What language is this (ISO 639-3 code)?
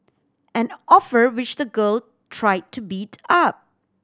eng